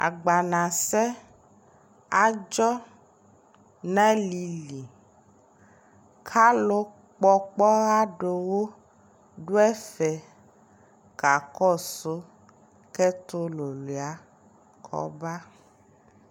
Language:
Ikposo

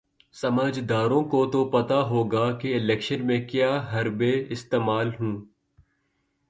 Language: Urdu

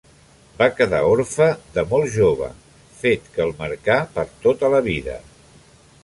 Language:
Catalan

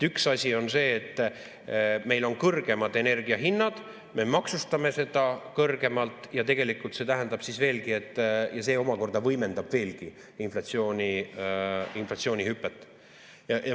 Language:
Estonian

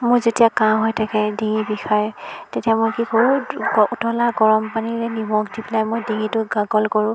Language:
Assamese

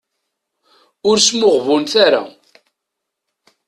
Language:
Kabyle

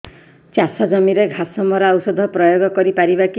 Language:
Odia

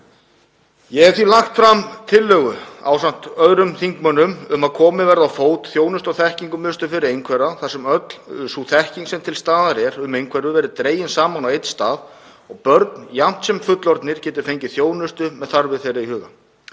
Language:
Icelandic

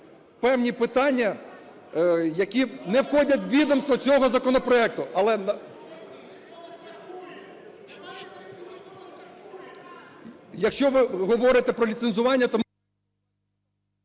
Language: Ukrainian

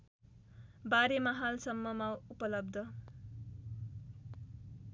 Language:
Nepali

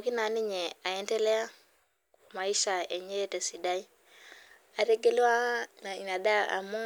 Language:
Masai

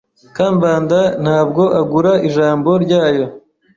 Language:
Kinyarwanda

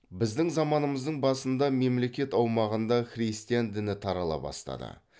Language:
Kazakh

